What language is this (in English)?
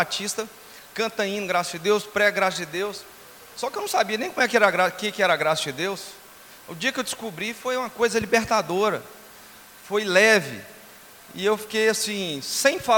Portuguese